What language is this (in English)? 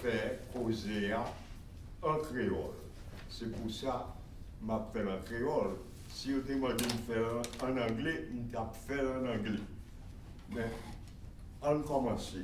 French